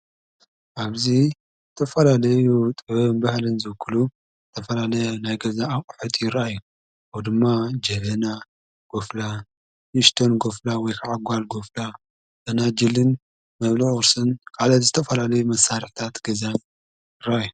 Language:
Tigrinya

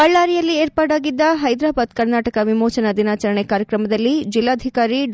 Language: Kannada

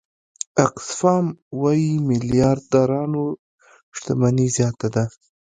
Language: Pashto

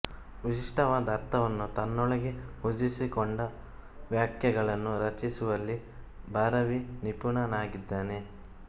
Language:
Kannada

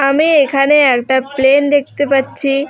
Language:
Bangla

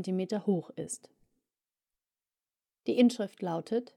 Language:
German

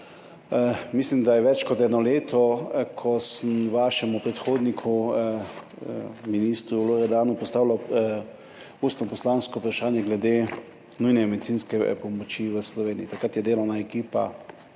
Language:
Slovenian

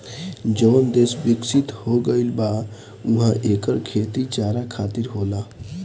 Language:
Bhojpuri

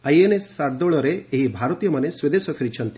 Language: Odia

